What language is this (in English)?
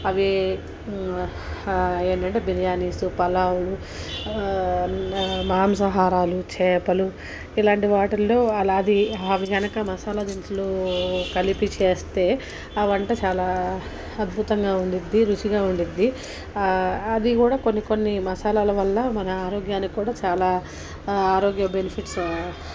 Telugu